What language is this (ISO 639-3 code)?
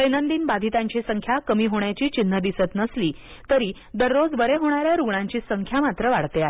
mar